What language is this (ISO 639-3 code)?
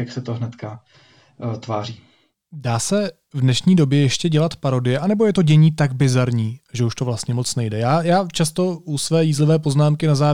ces